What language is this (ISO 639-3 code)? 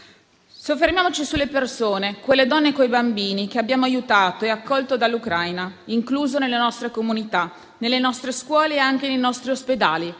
ita